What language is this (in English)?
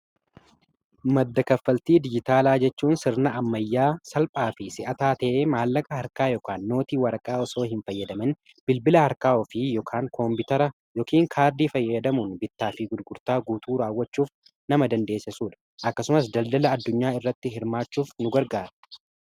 Oromo